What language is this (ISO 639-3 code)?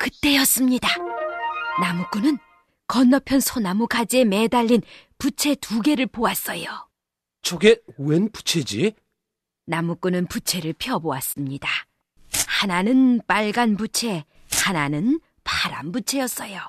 kor